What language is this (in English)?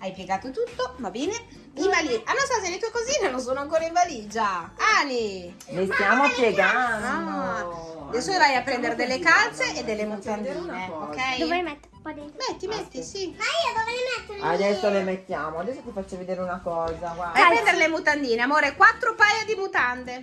Italian